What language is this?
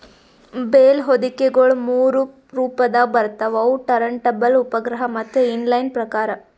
Kannada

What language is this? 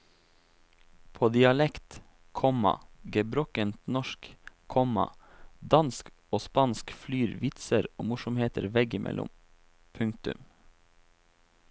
Norwegian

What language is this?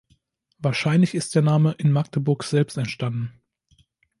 German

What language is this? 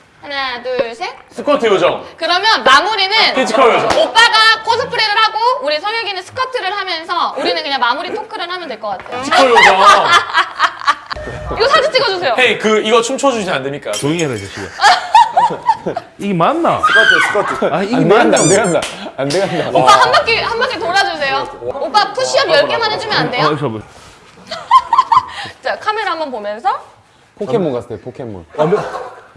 Korean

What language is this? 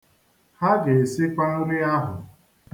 Igbo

